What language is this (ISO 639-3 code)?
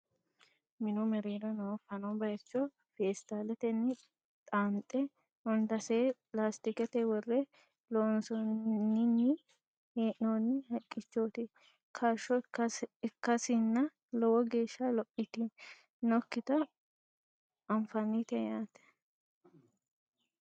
sid